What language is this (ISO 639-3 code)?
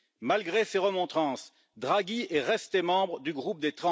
fra